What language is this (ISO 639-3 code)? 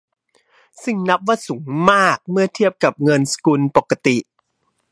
tha